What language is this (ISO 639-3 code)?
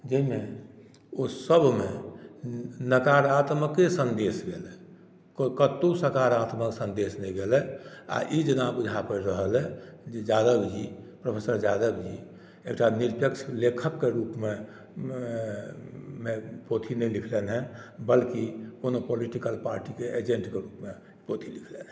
mai